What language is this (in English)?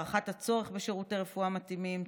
Hebrew